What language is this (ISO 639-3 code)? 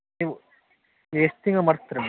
kan